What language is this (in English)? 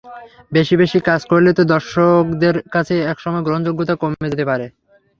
Bangla